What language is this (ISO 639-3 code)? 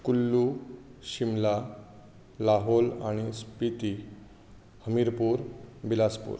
kok